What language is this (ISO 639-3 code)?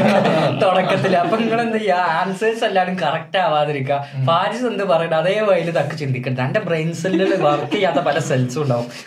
mal